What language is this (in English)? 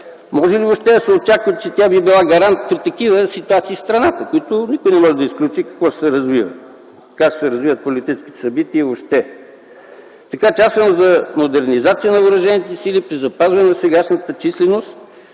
Bulgarian